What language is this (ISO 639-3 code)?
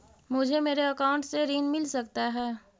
mag